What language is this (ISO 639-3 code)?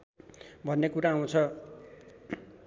nep